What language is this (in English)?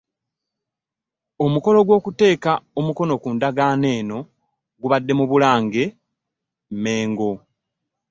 Ganda